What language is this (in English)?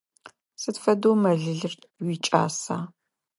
Adyghe